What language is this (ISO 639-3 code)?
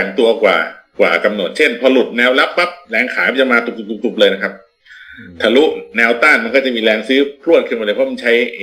tha